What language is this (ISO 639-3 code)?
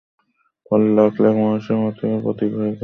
ben